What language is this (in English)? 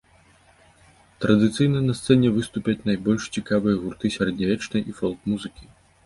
Belarusian